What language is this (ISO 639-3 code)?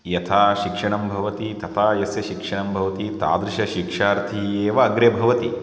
san